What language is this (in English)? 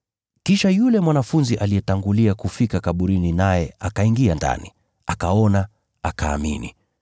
Swahili